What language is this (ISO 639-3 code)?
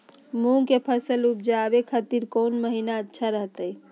mag